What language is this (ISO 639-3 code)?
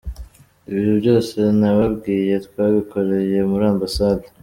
kin